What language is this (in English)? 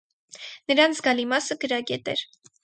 Armenian